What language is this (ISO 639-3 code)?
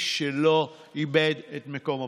heb